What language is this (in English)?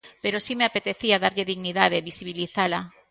Galician